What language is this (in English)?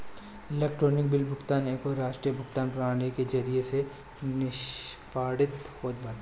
Bhojpuri